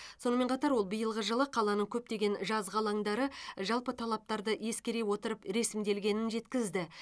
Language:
Kazakh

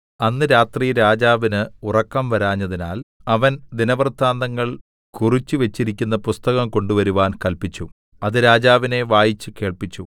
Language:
Malayalam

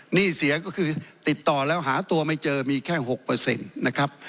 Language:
Thai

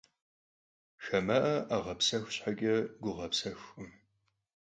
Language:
Kabardian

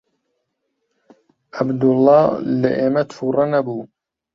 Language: Central Kurdish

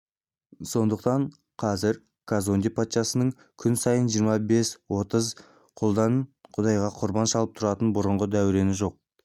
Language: Kazakh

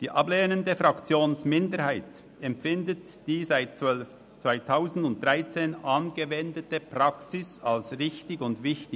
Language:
Swiss German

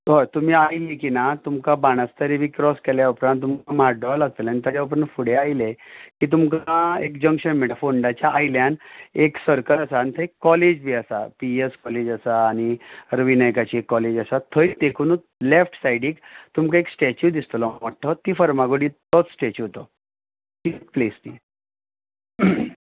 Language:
Konkani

